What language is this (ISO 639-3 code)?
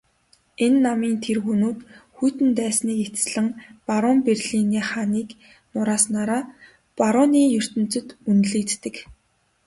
mon